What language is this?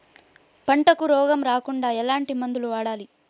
Telugu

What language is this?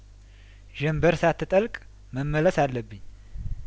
Amharic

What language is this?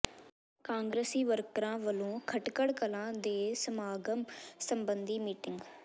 Punjabi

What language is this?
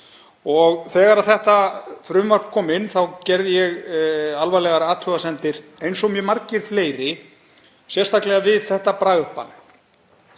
Icelandic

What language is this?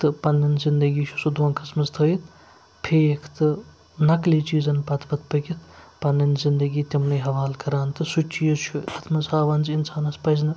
Kashmiri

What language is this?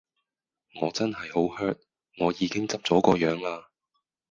Cantonese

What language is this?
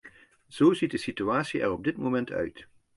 Dutch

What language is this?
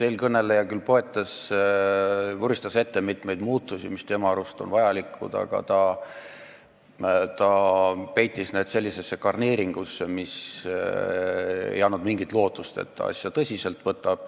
Estonian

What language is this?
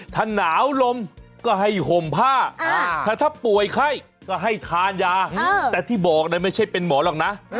Thai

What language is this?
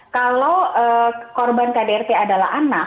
Indonesian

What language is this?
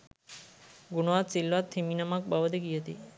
Sinhala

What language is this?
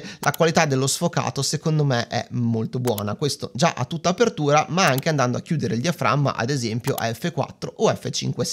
Italian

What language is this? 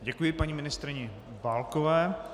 Czech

